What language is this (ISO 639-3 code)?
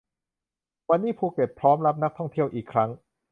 tha